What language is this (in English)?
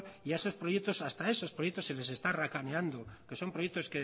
Spanish